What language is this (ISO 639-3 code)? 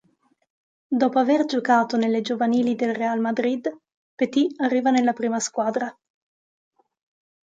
ita